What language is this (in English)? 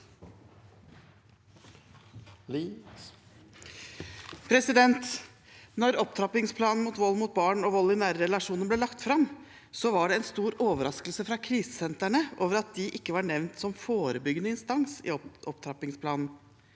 Norwegian